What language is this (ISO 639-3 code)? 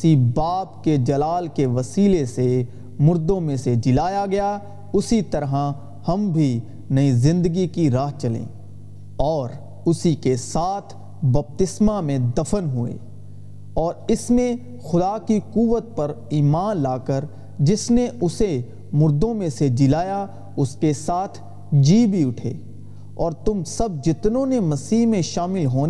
urd